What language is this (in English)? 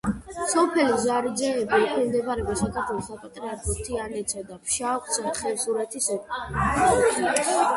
Georgian